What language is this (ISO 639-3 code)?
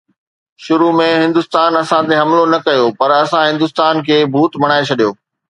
snd